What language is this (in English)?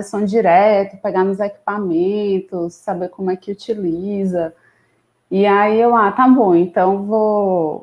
Portuguese